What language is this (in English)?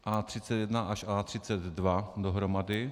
Czech